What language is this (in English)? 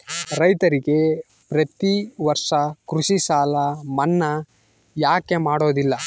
Kannada